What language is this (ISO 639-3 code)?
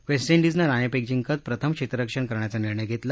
mar